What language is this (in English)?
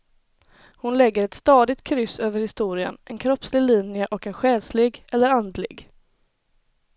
Swedish